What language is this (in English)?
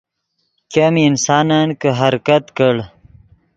Yidgha